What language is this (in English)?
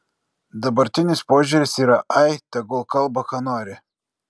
Lithuanian